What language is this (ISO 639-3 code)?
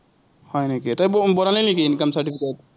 asm